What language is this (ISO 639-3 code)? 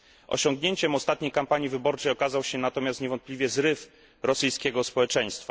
pol